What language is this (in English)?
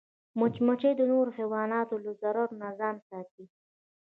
Pashto